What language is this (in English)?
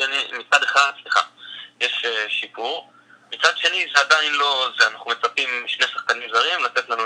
Hebrew